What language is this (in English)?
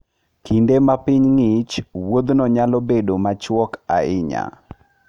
Luo (Kenya and Tanzania)